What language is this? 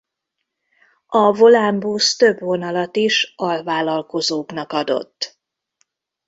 Hungarian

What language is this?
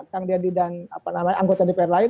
Indonesian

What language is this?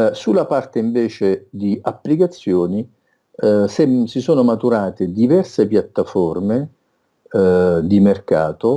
Italian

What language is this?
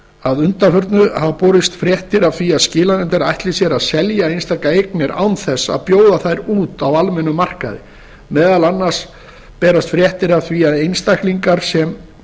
Icelandic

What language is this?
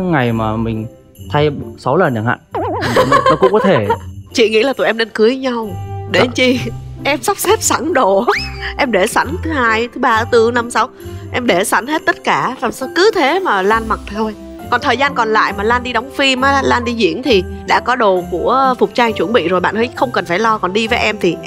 Vietnamese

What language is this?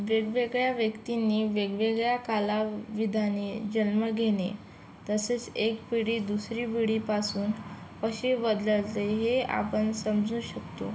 Marathi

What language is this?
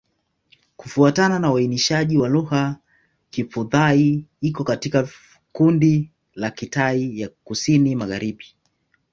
Swahili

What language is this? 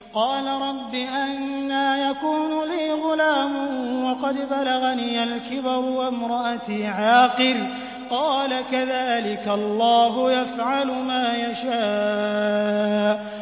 Arabic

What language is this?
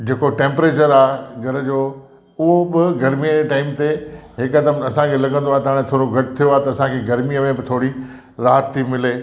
Sindhi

